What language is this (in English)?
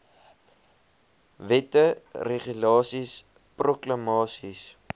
Afrikaans